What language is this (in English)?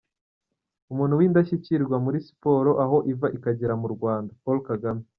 Kinyarwanda